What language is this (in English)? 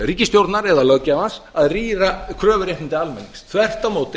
Icelandic